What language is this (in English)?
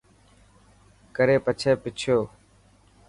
Dhatki